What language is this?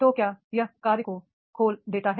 Hindi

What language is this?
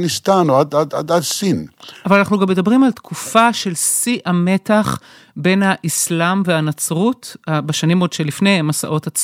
Hebrew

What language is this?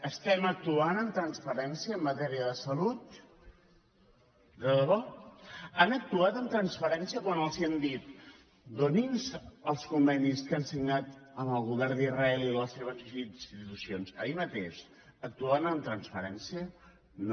Catalan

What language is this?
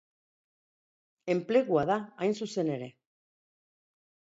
Basque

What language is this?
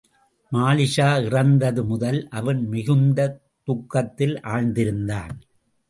Tamil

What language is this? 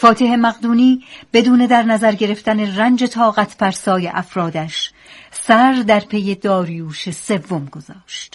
Persian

